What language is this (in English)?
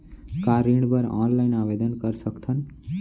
Chhattisgarhi